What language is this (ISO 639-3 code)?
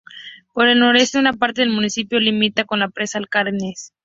spa